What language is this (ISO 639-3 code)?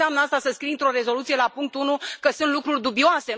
ron